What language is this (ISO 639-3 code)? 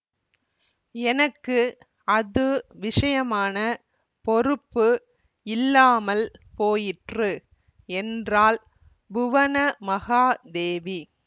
tam